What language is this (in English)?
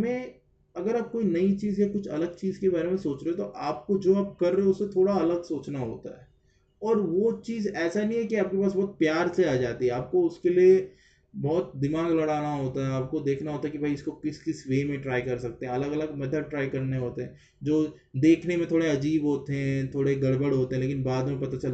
Hindi